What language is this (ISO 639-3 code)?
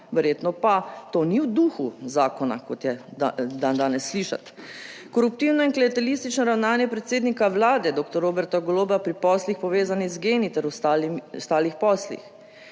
slv